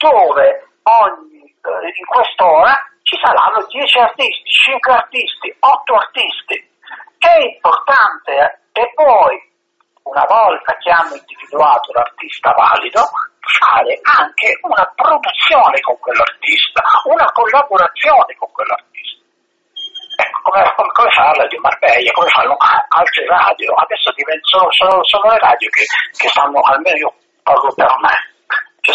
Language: Italian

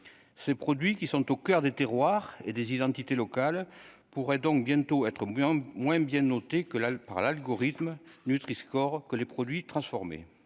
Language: French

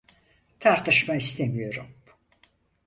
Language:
Turkish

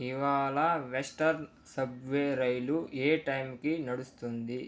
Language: Telugu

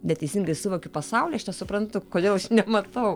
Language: Lithuanian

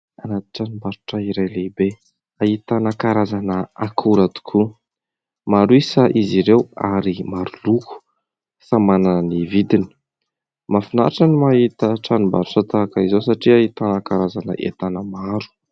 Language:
Malagasy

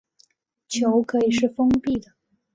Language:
Chinese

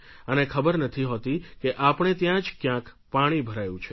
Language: Gujarati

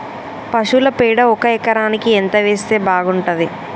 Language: Telugu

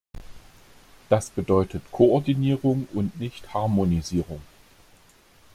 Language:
German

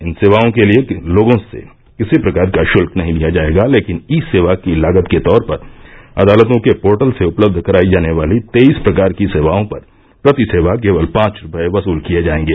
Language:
Hindi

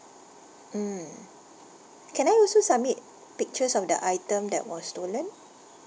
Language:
English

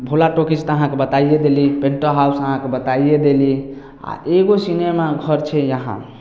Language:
Maithili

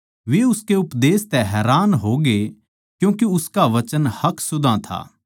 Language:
Haryanvi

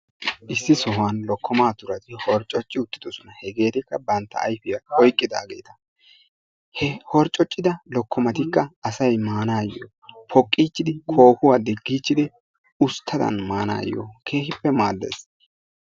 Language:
Wolaytta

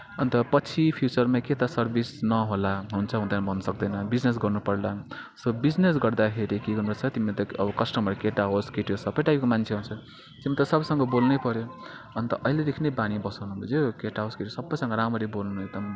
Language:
Nepali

